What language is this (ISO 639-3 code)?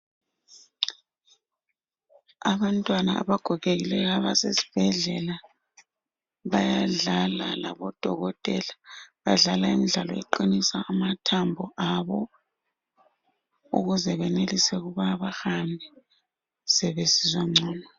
nde